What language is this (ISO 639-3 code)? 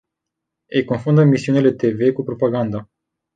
ron